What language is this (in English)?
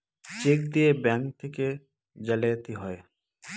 Bangla